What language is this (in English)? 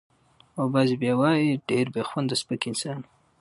Pashto